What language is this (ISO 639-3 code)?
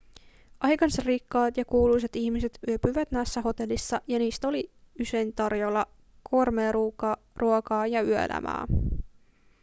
fin